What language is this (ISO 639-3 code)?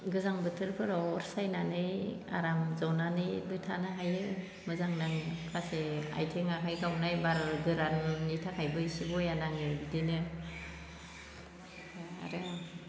brx